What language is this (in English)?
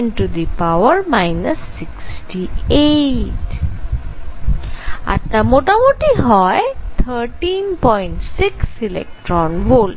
Bangla